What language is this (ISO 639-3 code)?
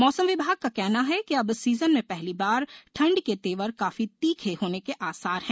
hin